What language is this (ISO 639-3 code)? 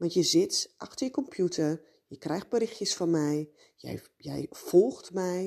nld